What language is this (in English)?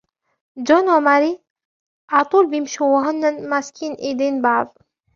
Arabic